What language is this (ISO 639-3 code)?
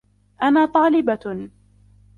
ara